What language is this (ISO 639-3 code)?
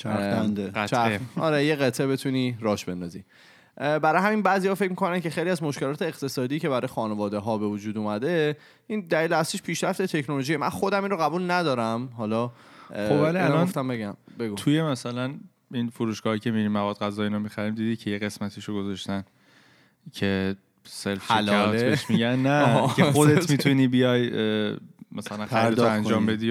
fas